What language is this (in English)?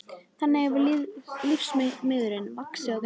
Icelandic